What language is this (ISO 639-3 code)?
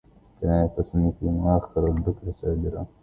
ara